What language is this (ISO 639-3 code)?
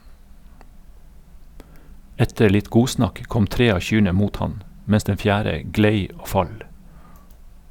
nor